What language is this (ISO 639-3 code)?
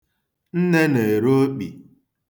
ibo